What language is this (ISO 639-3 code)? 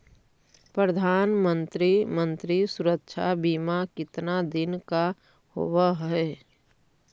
mag